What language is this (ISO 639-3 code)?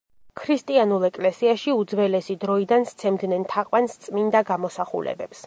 kat